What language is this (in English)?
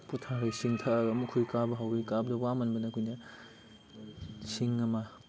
Manipuri